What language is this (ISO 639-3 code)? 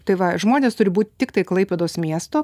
lit